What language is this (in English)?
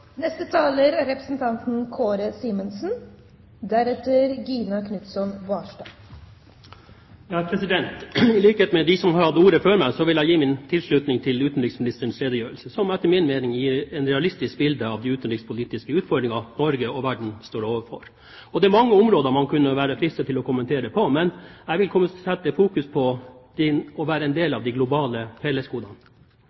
Norwegian Bokmål